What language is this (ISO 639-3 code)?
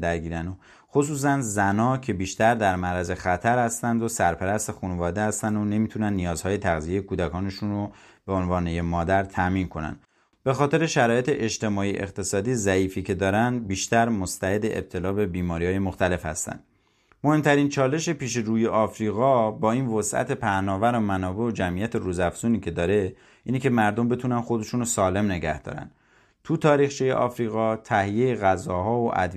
fas